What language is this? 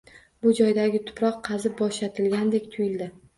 Uzbek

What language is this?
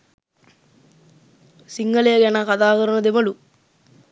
Sinhala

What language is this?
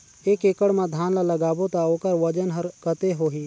Chhattisgarhi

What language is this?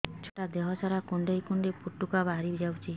Odia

